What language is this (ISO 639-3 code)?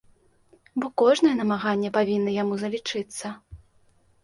bel